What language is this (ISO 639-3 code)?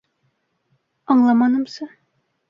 bak